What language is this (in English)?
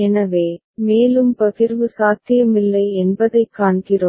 Tamil